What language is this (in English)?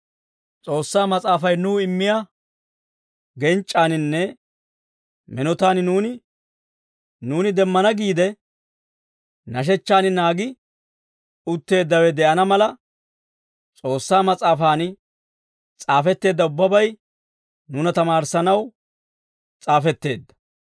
Dawro